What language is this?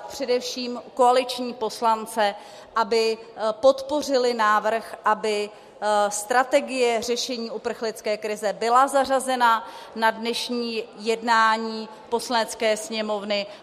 Czech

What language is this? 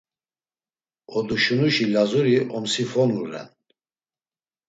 Laz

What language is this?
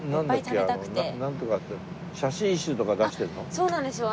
Japanese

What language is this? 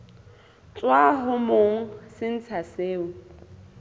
Southern Sotho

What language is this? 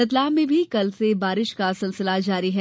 Hindi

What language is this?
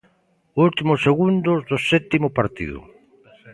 Galician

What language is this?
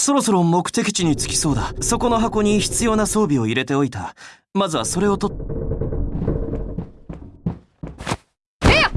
Japanese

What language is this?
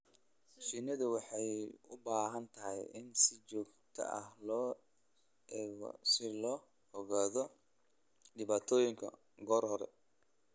Somali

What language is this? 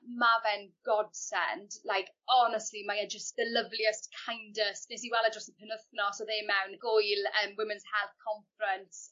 Welsh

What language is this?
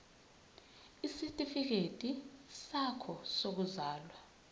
Zulu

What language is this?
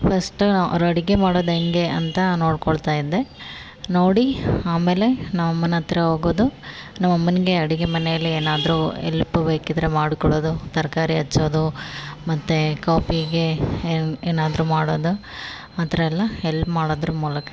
Kannada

